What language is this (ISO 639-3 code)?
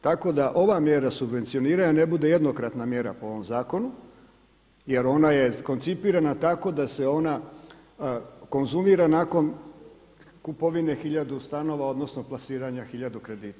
hrv